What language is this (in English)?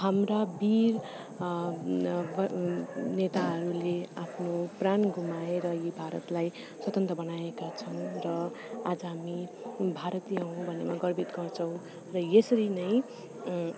Nepali